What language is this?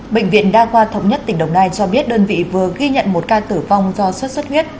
Vietnamese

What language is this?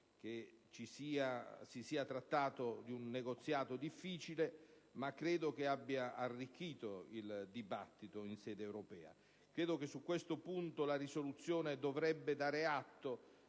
Italian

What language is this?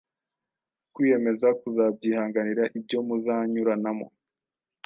Kinyarwanda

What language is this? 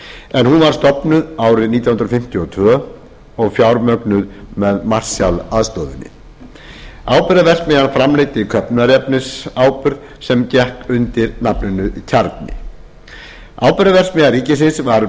Icelandic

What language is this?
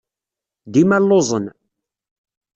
Kabyle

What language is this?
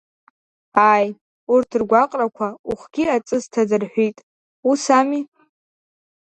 Abkhazian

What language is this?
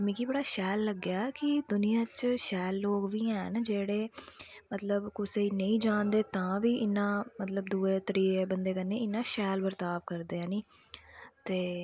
Dogri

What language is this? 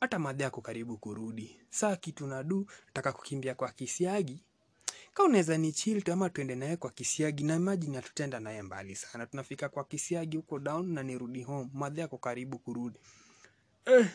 Swahili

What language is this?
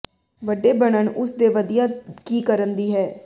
Punjabi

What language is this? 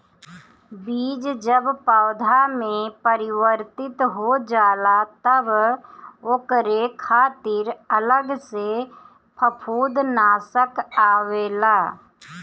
Bhojpuri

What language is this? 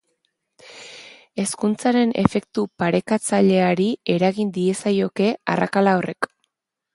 Basque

